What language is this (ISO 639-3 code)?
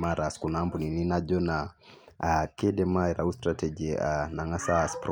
mas